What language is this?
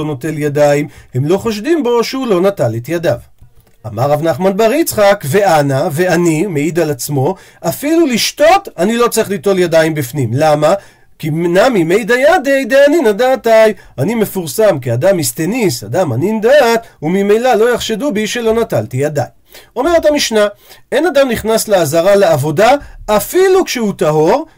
Hebrew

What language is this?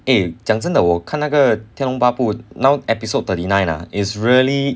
English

